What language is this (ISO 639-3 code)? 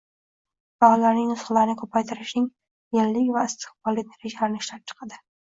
uzb